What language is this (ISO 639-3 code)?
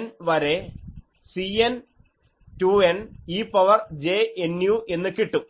mal